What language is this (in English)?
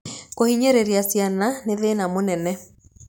Kikuyu